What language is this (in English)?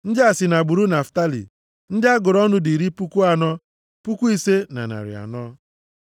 Igbo